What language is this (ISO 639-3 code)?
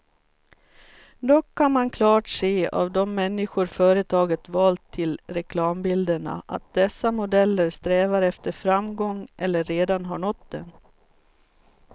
swe